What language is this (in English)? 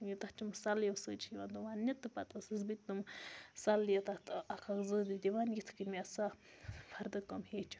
Kashmiri